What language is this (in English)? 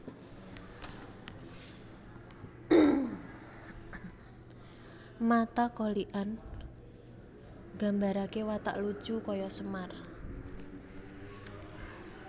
Javanese